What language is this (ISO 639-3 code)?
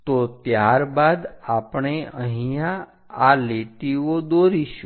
guj